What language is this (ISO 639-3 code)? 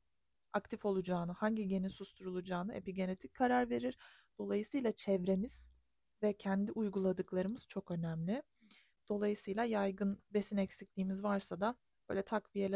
tur